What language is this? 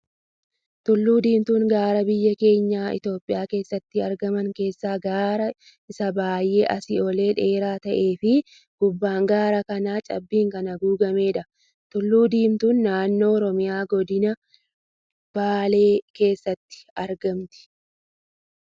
Oromo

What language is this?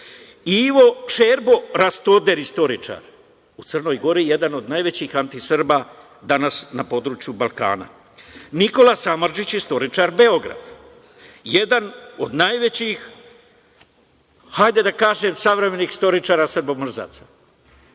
Serbian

